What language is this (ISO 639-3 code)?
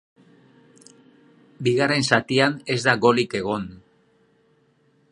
eus